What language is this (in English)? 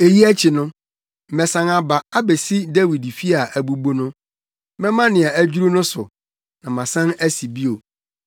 Akan